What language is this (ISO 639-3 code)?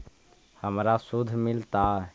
mag